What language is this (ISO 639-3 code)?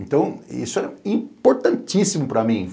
por